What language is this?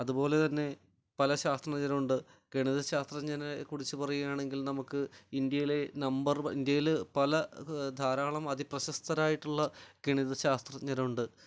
Malayalam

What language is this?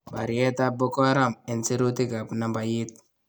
Kalenjin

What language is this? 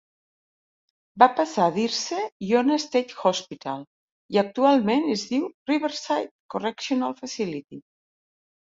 Catalan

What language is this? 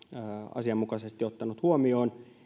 Finnish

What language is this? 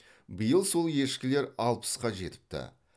Kazakh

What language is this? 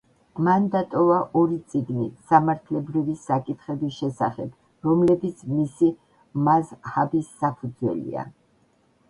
Georgian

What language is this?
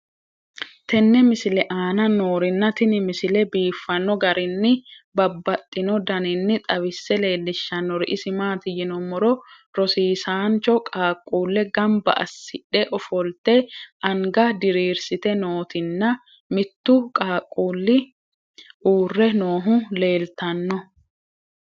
Sidamo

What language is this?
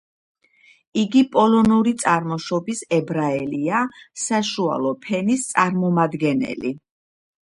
Georgian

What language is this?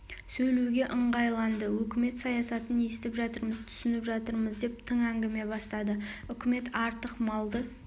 Kazakh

